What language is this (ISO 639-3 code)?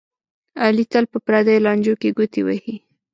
pus